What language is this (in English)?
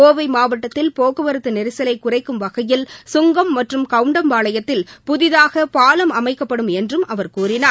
Tamil